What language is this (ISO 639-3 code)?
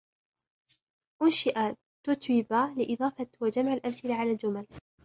ara